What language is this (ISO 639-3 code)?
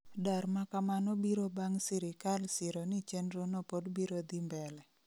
luo